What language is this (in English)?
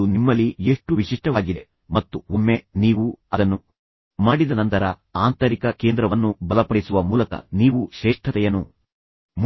Kannada